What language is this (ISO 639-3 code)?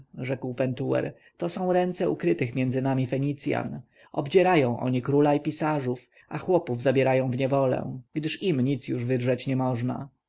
pol